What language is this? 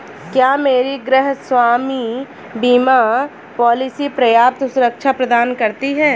Hindi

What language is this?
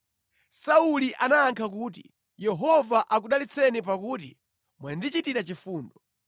Nyanja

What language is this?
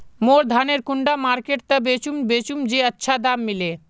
Magahi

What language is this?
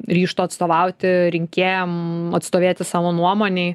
Lithuanian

